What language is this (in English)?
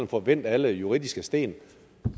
Danish